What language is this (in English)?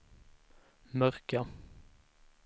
Swedish